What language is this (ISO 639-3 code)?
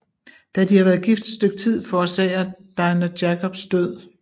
dan